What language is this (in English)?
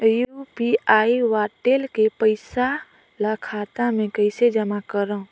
Chhattisgarhi